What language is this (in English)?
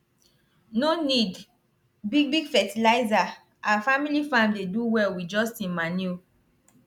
Nigerian Pidgin